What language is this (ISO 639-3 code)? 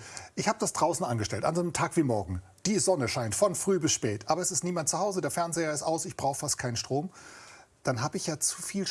deu